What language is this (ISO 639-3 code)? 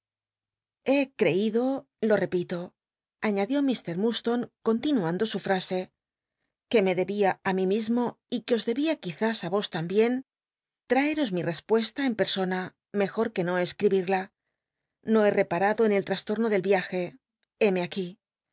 spa